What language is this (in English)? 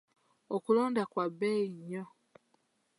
Ganda